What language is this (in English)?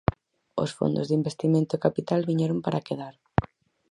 Galician